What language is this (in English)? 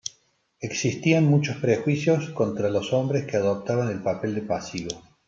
Spanish